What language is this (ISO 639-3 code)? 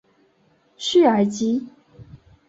zho